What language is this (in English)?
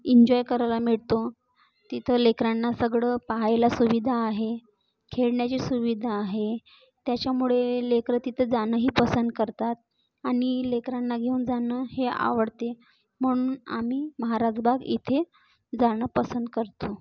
Marathi